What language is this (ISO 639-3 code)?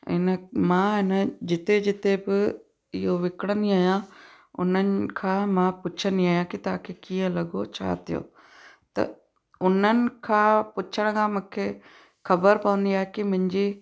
snd